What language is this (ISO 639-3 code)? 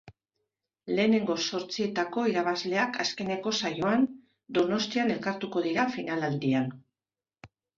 eus